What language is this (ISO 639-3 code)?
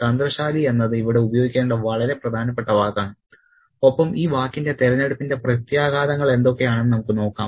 mal